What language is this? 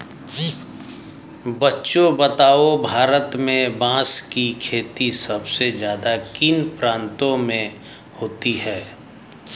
Hindi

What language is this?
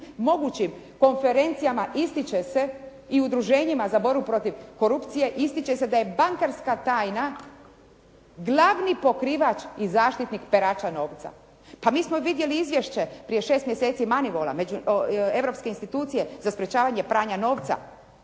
Croatian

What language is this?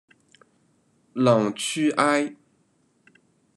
Chinese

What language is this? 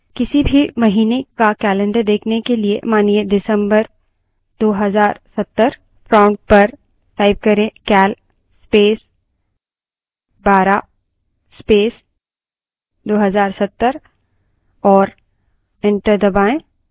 Hindi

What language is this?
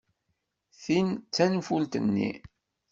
Kabyle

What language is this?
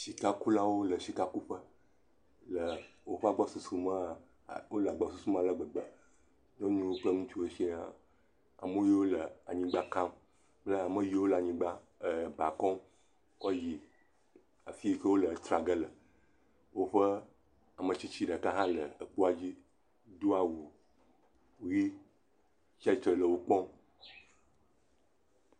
Ewe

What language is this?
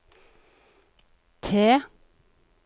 Norwegian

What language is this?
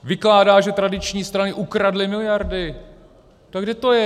Czech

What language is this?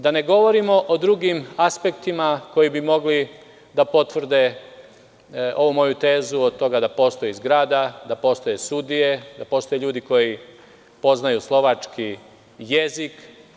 Serbian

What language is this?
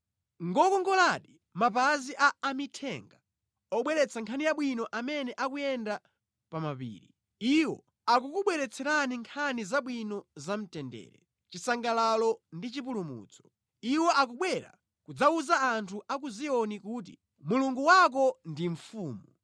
Nyanja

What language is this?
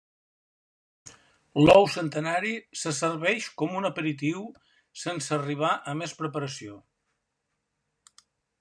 Catalan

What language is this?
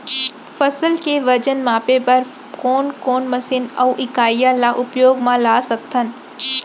Chhattisgarhi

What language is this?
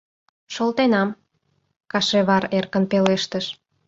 Mari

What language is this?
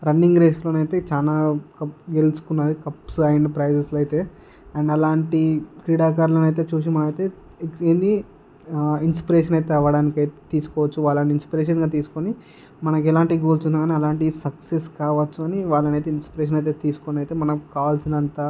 Telugu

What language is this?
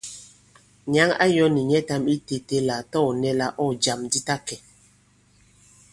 Bankon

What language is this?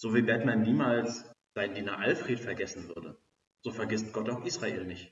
German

